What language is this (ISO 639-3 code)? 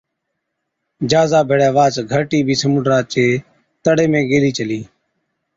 odk